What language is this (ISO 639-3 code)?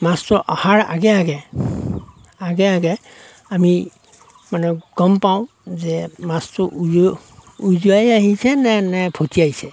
asm